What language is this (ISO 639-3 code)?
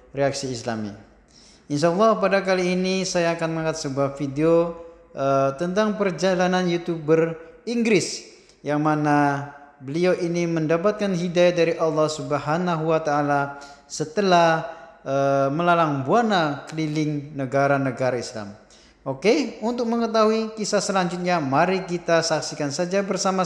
ind